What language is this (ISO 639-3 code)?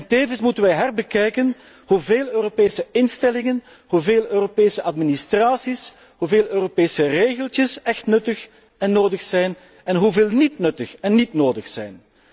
nld